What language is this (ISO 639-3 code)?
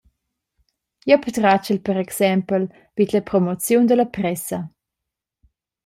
roh